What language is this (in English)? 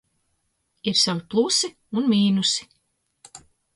Latvian